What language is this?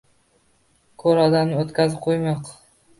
Uzbek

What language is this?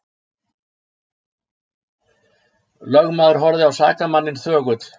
Icelandic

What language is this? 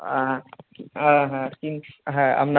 Bangla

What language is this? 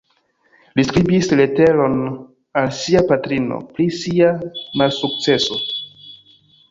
Esperanto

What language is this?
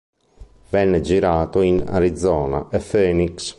Italian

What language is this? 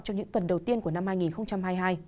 Vietnamese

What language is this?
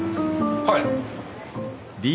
Japanese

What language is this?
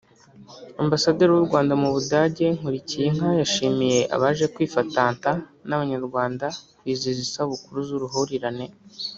Kinyarwanda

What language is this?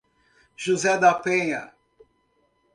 Portuguese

